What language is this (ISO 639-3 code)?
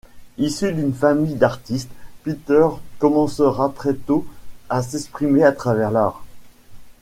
fra